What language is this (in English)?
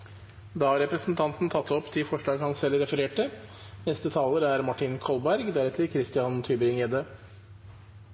Norwegian